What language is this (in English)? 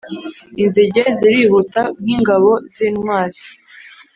Kinyarwanda